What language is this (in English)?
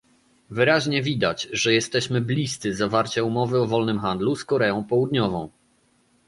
Polish